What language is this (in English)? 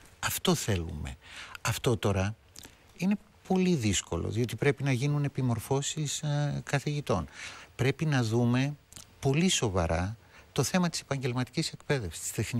Greek